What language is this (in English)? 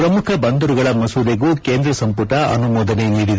Kannada